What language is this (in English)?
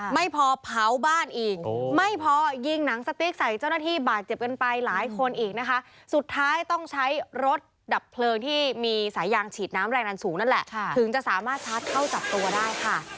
Thai